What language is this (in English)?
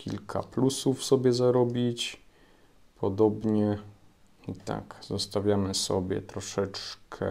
Polish